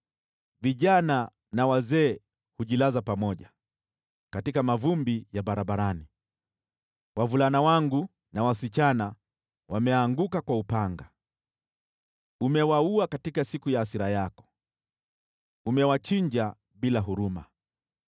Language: Swahili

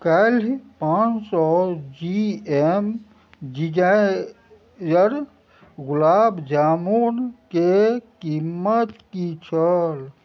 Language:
Maithili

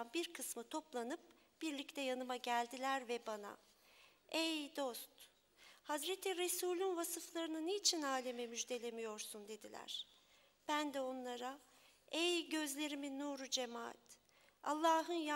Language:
Turkish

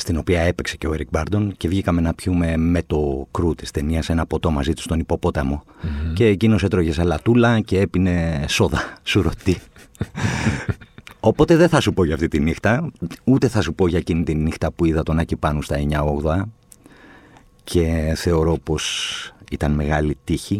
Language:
Greek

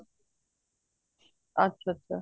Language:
Punjabi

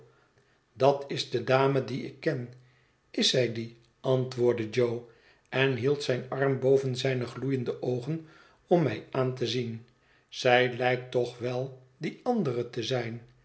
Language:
Dutch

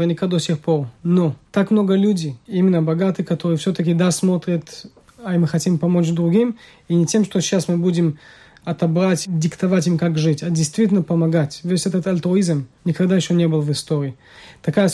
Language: Russian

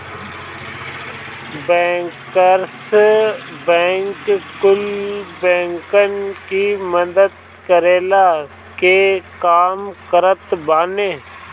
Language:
Bhojpuri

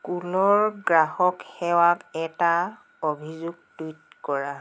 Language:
Assamese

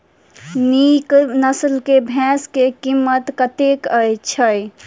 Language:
Maithili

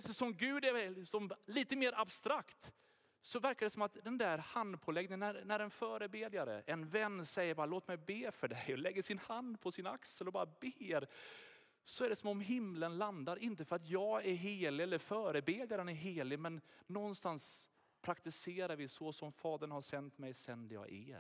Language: Swedish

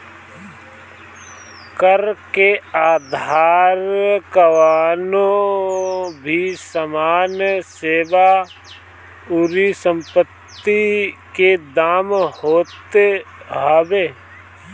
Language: Bhojpuri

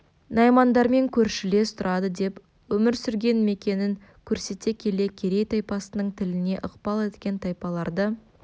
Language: Kazakh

